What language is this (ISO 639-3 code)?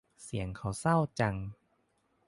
tha